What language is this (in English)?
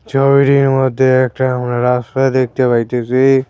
Bangla